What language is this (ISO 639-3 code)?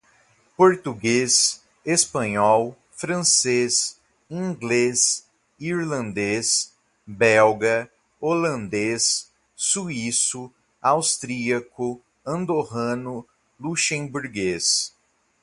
por